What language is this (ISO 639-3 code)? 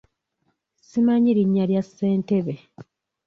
lug